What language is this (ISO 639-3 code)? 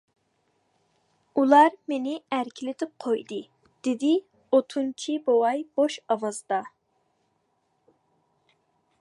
uig